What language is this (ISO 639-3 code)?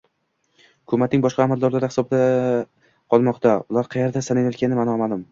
uzb